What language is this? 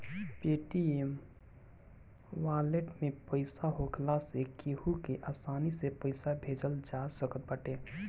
Bhojpuri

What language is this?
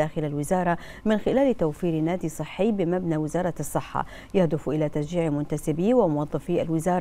Arabic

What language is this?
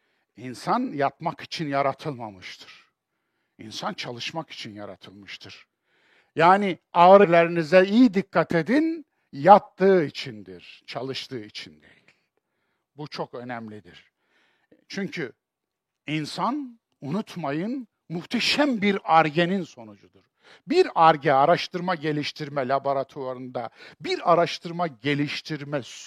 Turkish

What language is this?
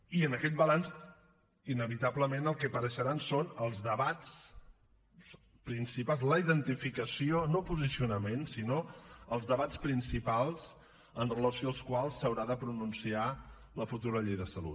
Catalan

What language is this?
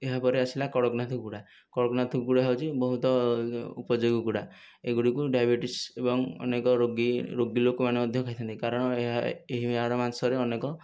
Odia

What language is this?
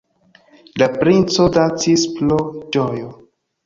Esperanto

